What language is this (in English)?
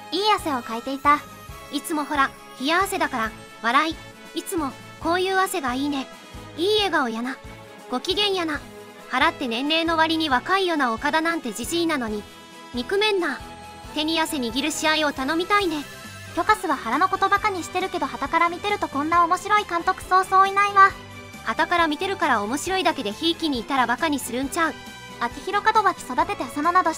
Japanese